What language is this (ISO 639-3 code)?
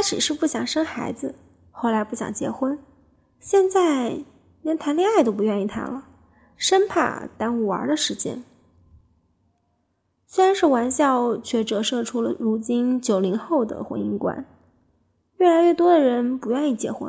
zho